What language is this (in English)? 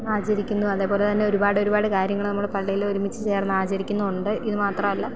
Malayalam